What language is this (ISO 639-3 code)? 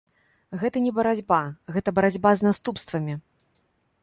bel